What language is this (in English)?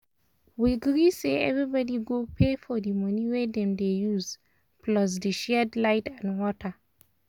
Nigerian Pidgin